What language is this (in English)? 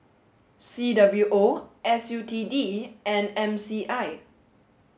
English